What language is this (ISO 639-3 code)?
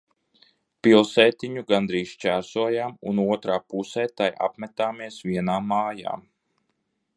lav